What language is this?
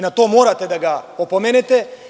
Serbian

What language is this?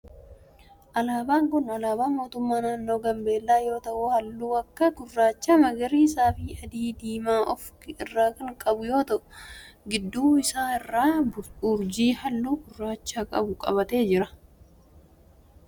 Oromo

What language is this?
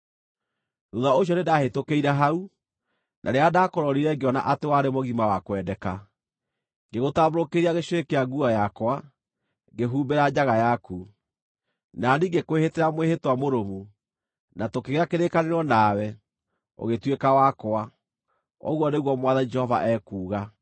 Kikuyu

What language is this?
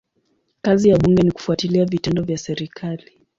Swahili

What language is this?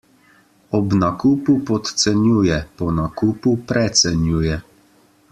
Slovenian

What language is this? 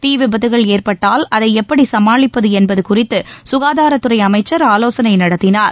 Tamil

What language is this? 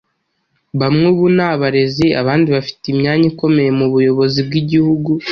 Kinyarwanda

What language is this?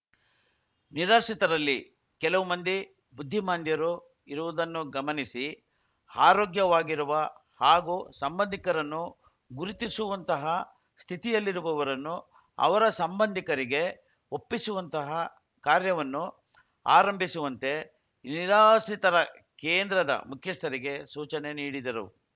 Kannada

